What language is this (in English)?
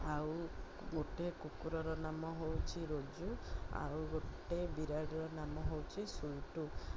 Odia